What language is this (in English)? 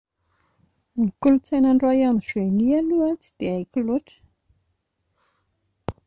Malagasy